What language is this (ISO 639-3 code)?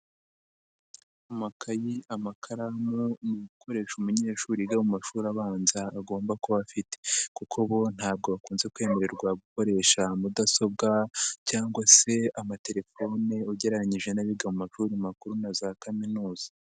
kin